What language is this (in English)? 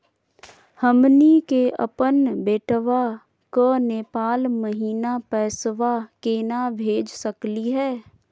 Magahi